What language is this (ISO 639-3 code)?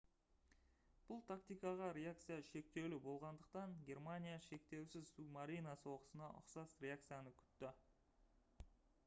kaz